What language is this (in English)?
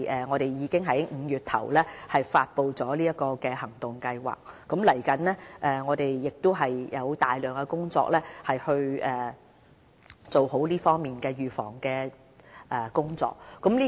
Cantonese